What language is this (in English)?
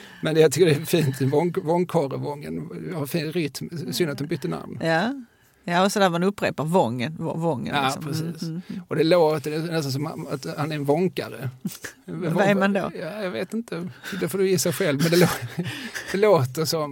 Swedish